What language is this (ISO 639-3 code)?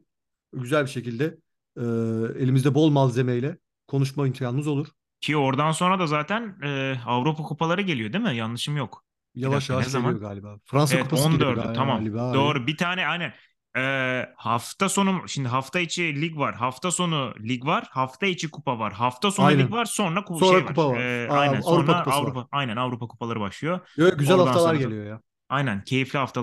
tur